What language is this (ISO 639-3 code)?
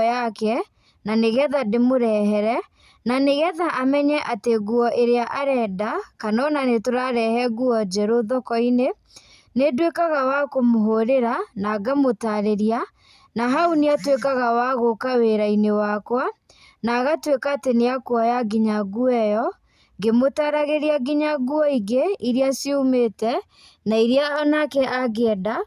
kik